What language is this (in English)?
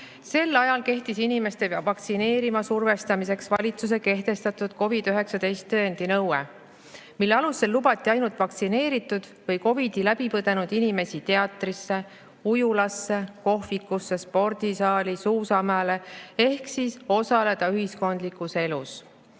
Estonian